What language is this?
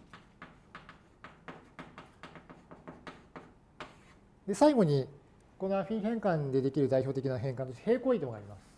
Japanese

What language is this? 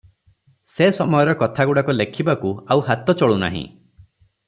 Odia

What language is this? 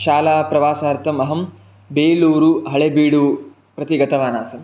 Sanskrit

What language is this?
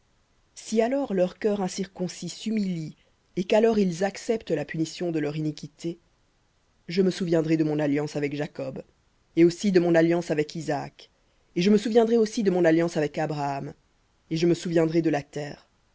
French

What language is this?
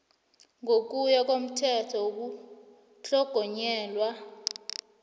South Ndebele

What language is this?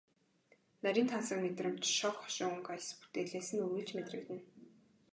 Mongolian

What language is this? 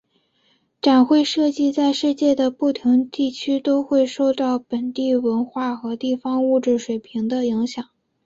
Chinese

